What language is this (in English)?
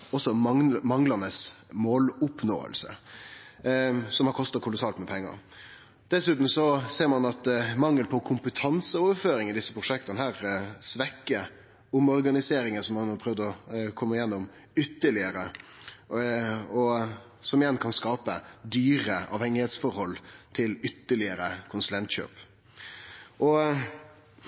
Norwegian Nynorsk